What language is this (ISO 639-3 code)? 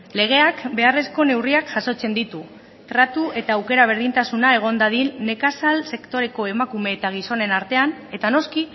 eus